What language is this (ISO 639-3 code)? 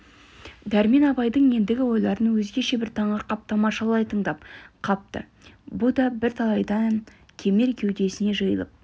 kaz